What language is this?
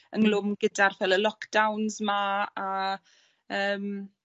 Welsh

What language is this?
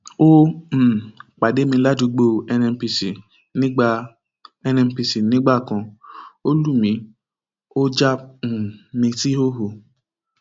Yoruba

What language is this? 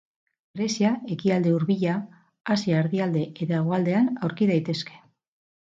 Basque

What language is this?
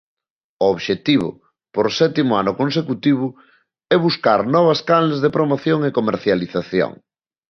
Galician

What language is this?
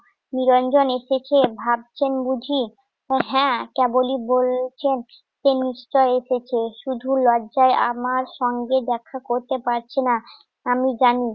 Bangla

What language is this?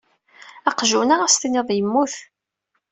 Kabyle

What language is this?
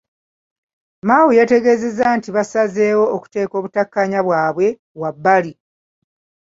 Ganda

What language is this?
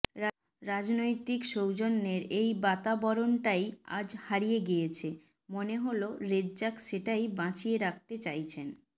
Bangla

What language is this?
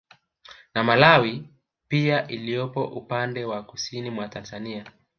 Swahili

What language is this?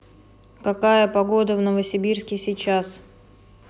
Russian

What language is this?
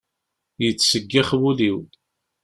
Kabyle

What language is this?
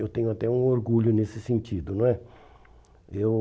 Portuguese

